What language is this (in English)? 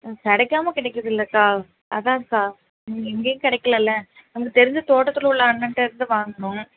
Tamil